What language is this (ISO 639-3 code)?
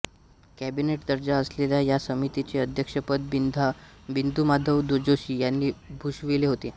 mar